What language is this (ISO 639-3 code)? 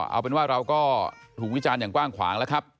tha